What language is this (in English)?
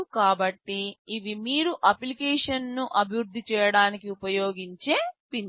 Telugu